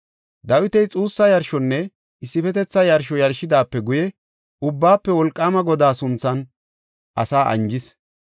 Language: Gofa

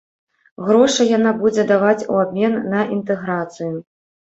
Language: Belarusian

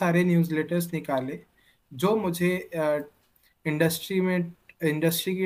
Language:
Hindi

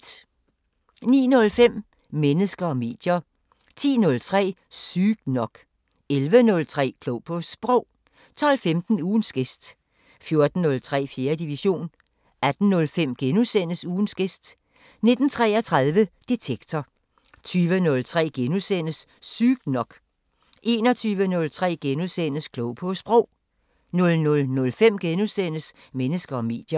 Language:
Danish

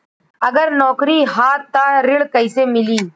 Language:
Bhojpuri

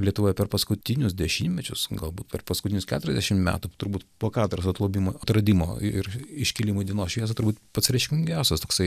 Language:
Lithuanian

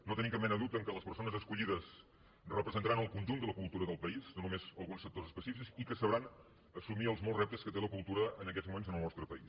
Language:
Catalan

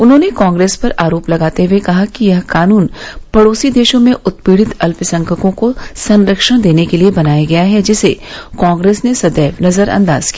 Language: Hindi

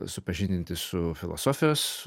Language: Lithuanian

